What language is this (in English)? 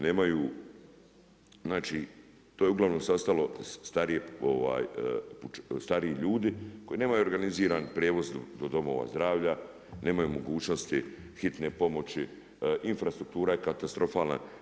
Croatian